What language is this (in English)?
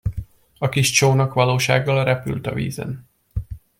Hungarian